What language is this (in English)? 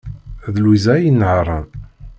Kabyle